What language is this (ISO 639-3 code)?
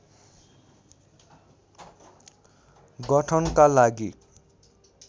nep